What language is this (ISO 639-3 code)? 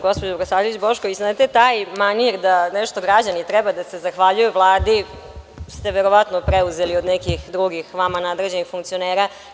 srp